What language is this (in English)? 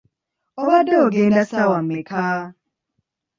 Ganda